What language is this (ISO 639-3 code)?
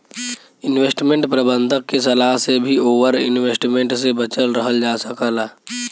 bho